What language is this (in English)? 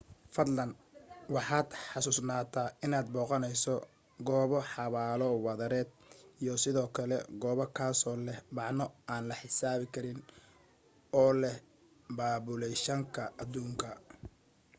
Somali